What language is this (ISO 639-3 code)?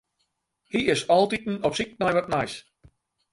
fry